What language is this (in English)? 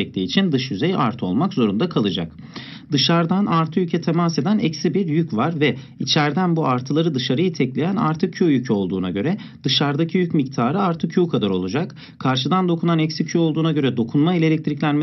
Turkish